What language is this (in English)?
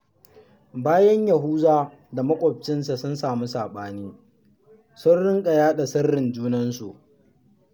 Hausa